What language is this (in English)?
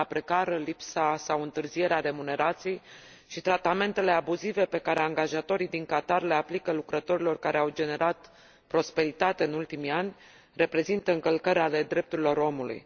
Romanian